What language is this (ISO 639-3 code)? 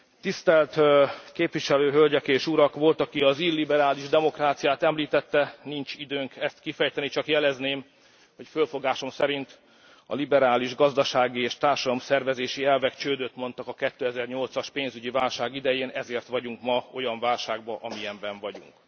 hun